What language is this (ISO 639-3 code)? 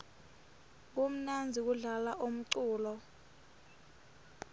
ssw